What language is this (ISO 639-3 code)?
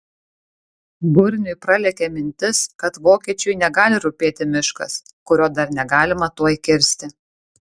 lit